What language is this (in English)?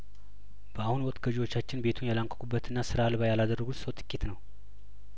Amharic